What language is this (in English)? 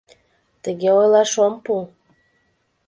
Mari